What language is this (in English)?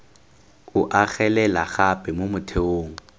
Tswana